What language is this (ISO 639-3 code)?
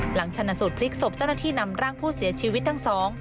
tha